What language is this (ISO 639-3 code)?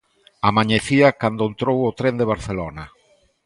glg